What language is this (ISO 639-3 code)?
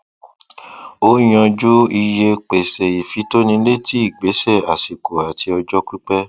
yor